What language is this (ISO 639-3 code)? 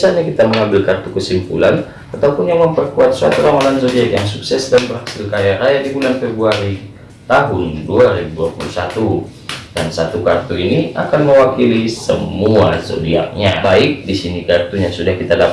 ind